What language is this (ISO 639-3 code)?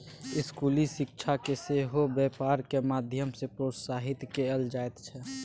mai